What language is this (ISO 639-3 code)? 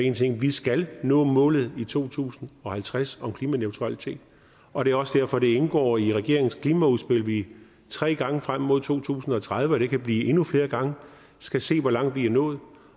dan